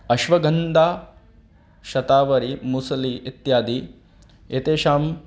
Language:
Sanskrit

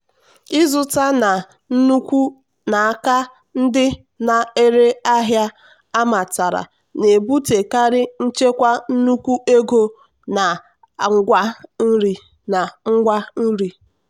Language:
Igbo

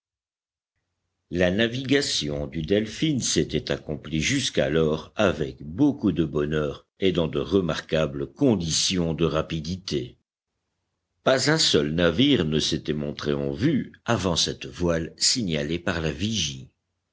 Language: French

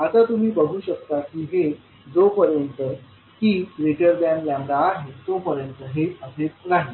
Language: Marathi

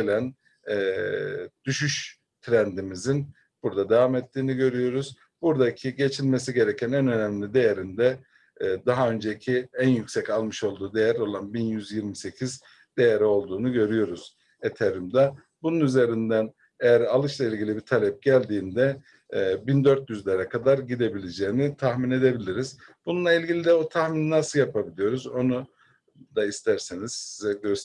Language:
Turkish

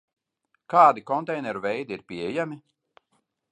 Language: Latvian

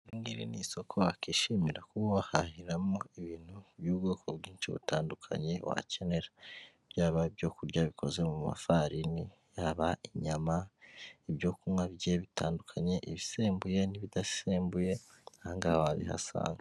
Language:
Kinyarwanda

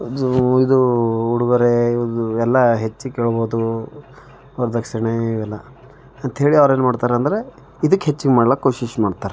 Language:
Kannada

